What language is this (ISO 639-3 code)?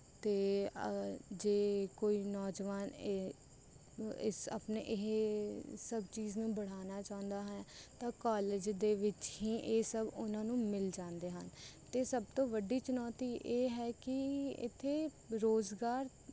pan